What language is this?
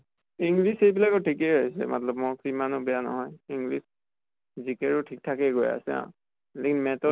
Assamese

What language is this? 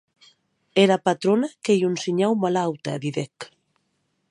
Occitan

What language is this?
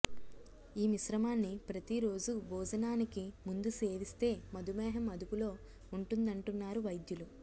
Telugu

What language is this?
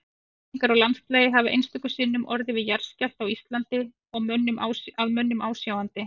Icelandic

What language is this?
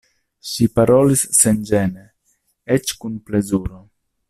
Esperanto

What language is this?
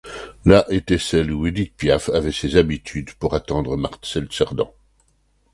French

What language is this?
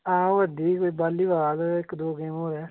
Dogri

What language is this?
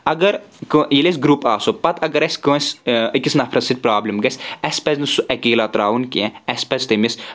Kashmiri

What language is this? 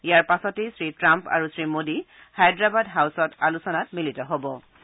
Assamese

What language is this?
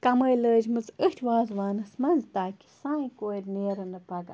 Kashmiri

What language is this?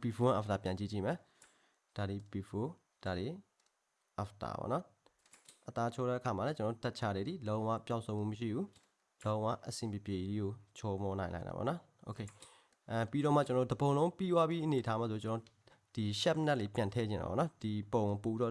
Korean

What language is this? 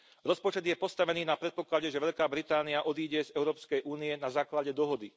Slovak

